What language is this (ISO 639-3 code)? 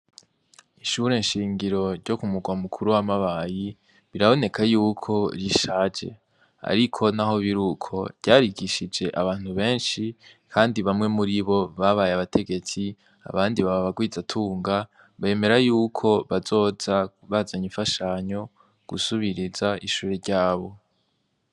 run